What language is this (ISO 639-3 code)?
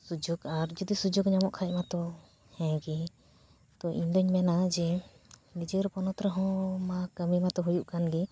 sat